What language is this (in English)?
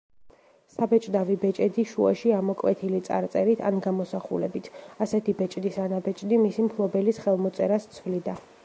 Georgian